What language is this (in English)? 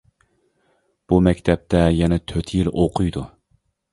Uyghur